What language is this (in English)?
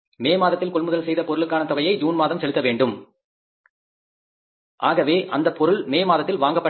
Tamil